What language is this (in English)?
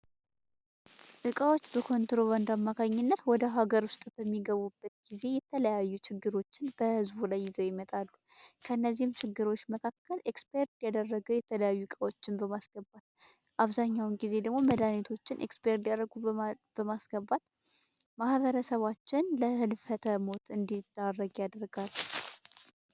Amharic